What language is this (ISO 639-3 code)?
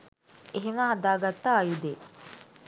sin